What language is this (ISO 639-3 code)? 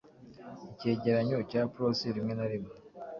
kin